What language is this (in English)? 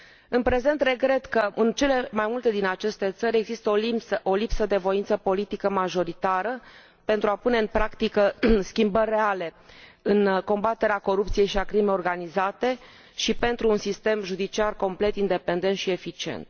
Romanian